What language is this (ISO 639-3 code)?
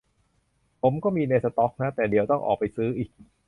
tha